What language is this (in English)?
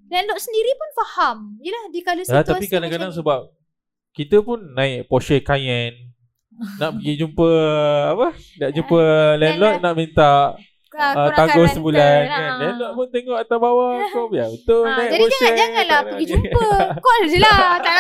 Malay